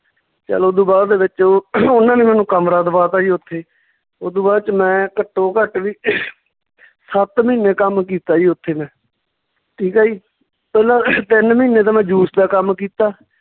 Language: Punjabi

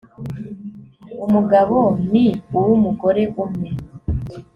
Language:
Kinyarwanda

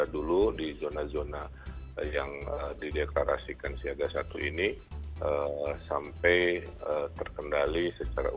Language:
Indonesian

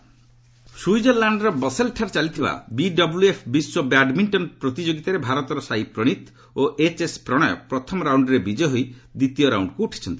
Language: Odia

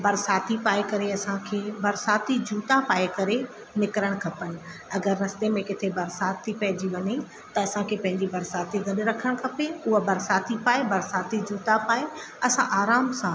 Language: Sindhi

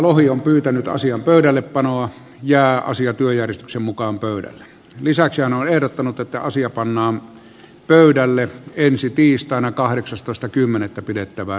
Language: Finnish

